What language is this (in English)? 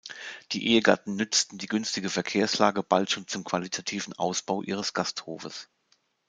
German